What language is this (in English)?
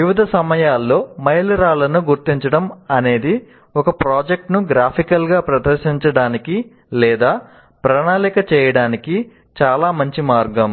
Telugu